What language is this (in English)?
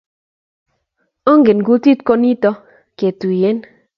Kalenjin